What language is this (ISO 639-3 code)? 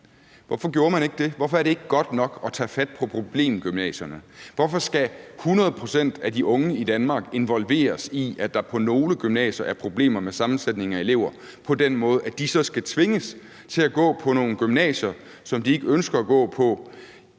dan